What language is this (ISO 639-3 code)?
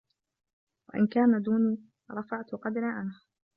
ara